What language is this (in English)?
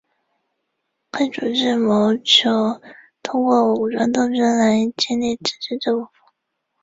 Chinese